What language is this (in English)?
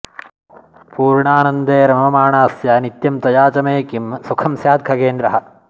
Sanskrit